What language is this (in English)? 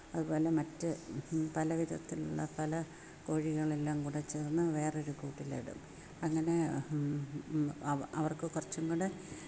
Malayalam